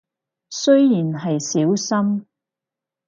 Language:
Cantonese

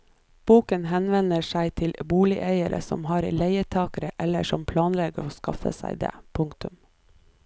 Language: Norwegian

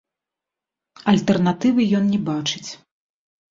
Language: Belarusian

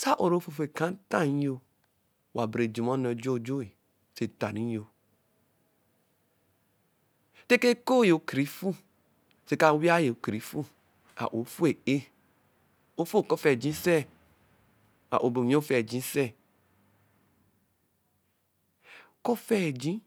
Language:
Eleme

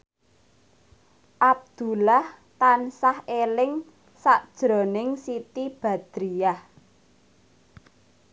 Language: Javanese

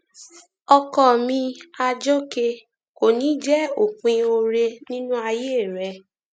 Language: Yoruba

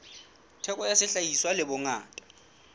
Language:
Southern Sotho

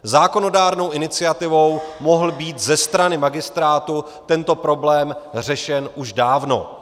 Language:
Czech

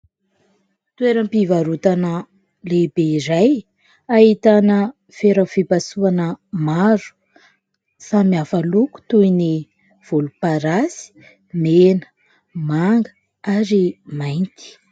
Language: Malagasy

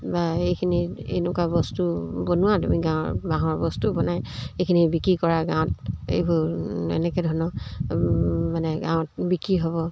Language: Assamese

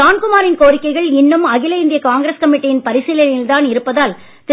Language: Tamil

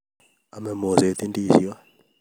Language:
Kalenjin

